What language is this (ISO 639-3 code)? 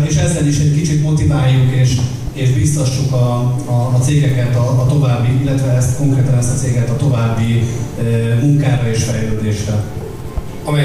hun